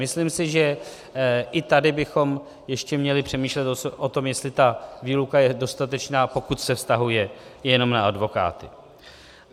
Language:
Czech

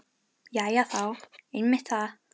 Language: Icelandic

